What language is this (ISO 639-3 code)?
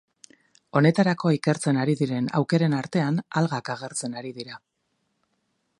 eus